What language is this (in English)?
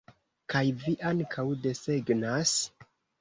Esperanto